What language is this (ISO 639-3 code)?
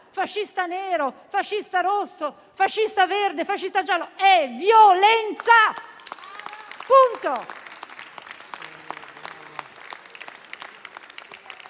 ita